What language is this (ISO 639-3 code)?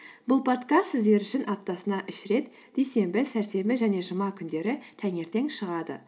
kaz